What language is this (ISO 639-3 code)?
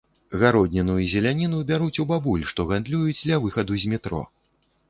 bel